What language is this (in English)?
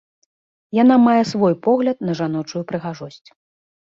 Belarusian